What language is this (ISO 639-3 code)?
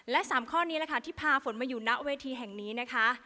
tha